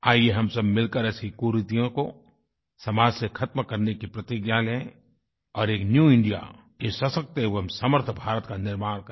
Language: Hindi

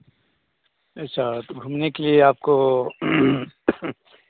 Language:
Hindi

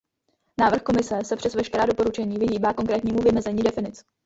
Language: Czech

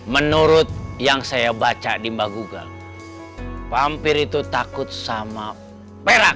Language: Indonesian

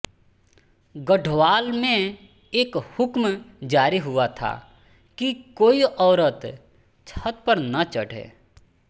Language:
Hindi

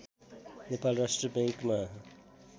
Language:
Nepali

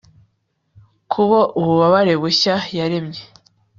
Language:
Kinyarwanda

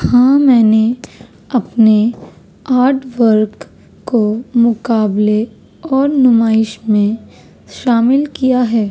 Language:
Urdu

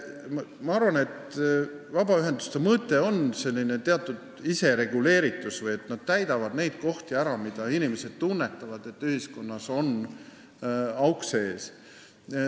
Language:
Estonian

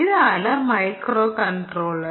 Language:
Malayalam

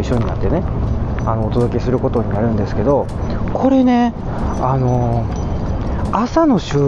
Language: Japanese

